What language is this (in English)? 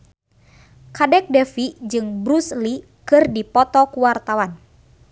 Sundanese